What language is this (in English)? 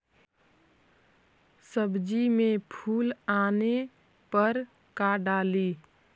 Magahi